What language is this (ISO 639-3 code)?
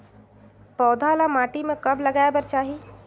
hne